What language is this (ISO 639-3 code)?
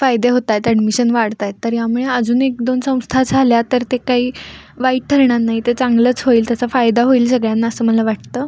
mar